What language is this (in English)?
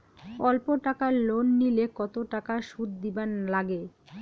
Bangla